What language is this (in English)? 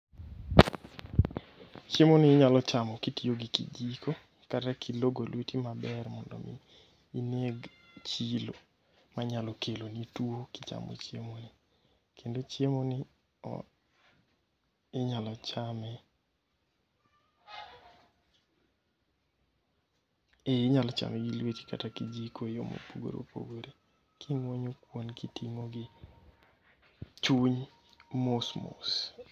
Luo (Kenya and Tanzania)